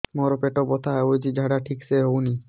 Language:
Odia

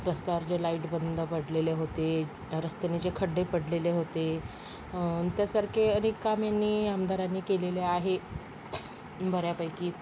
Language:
Marathi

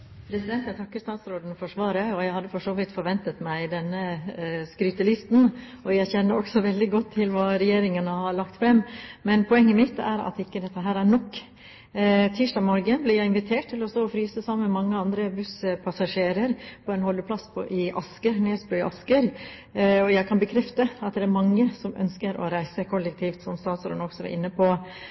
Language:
Norwegian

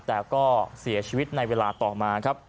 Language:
Thai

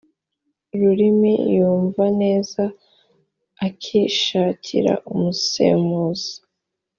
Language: Kinyarwanda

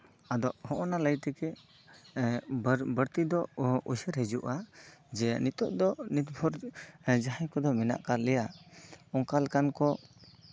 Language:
Santali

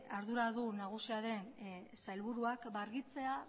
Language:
Basque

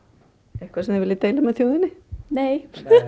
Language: Icelandic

